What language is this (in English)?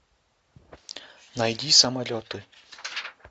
Russian